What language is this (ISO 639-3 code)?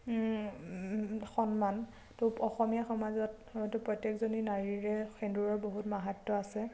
asm